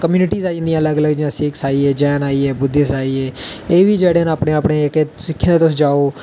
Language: Dogri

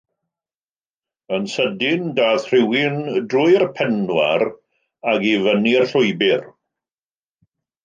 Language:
Welsh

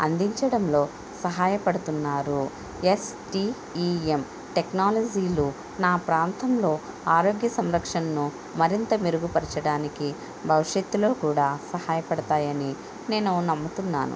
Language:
Telugu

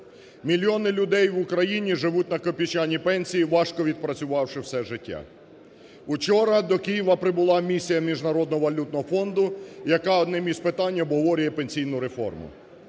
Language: Ukrainian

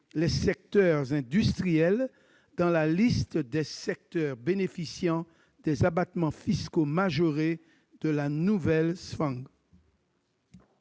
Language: French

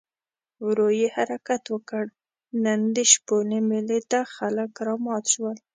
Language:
Pashto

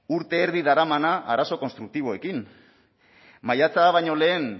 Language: Basque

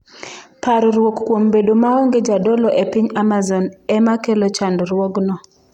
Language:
Luo (Kenya and Tanzania)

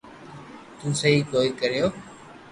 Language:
Loarki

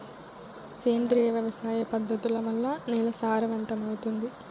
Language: Telugu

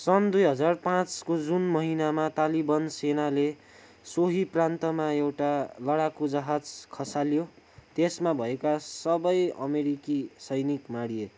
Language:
Nepali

